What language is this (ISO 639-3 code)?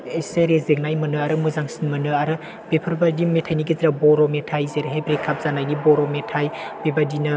brx